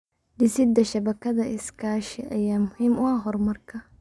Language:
Somali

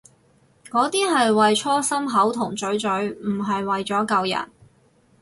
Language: Cantonese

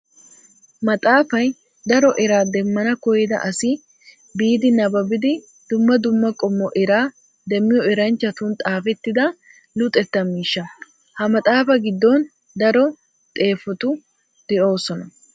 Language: Wolaytta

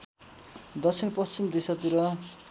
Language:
Nepali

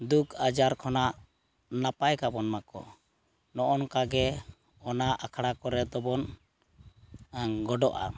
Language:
Santali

